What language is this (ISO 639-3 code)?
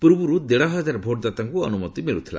ori